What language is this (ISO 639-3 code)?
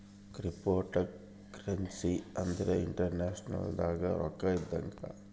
kan